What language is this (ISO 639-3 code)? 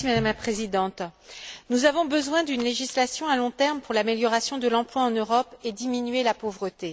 fra